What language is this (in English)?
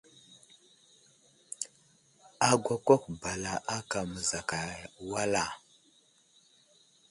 Wuzlam